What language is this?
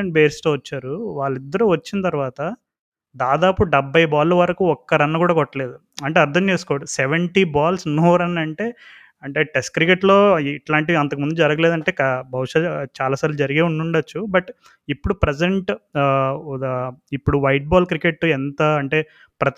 Telugu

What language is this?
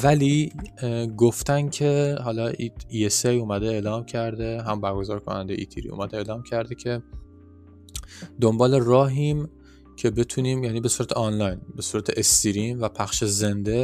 Persian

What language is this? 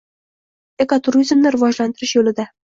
Uzbek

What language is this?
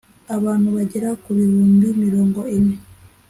Kinyarwanda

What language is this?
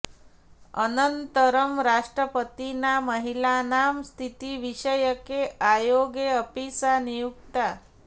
Sanskrit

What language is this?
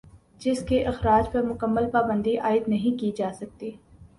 Urdu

